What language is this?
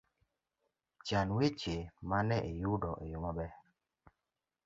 Luo (Kenya and Tanzania)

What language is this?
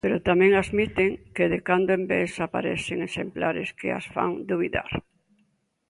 Galician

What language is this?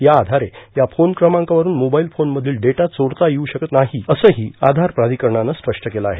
Marathi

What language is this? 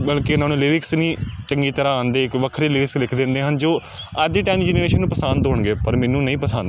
Punjabi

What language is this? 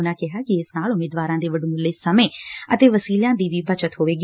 Punjabi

